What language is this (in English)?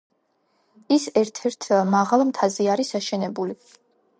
Georgian